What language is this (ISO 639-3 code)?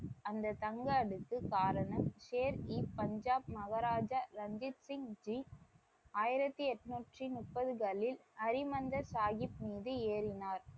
tam